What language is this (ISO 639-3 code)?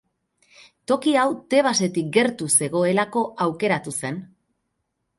eus